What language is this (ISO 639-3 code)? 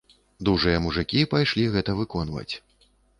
bel